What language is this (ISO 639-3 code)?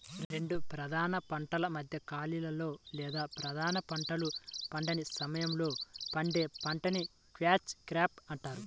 tel